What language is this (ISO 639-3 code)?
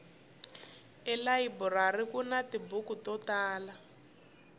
tso